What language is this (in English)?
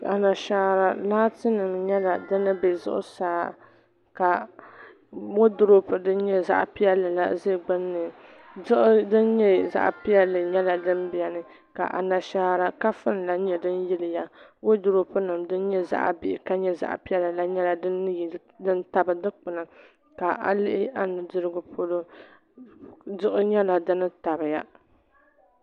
Dagbani